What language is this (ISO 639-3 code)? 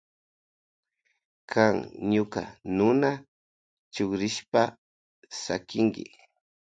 qvj